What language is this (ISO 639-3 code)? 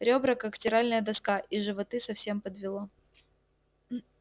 rus